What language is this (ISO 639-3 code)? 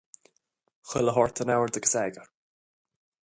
gle